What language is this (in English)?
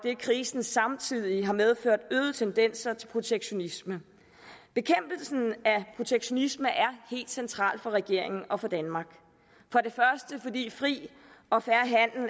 Danish